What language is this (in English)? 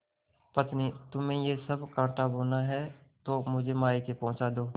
Hindi